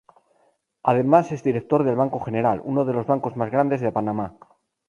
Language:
Spanish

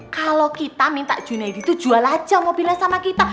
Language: Indonesian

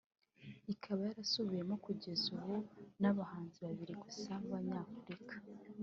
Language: Kinyarwanda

